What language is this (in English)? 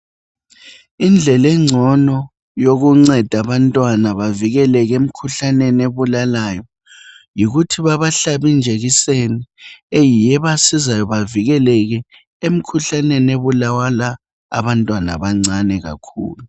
North Ndebele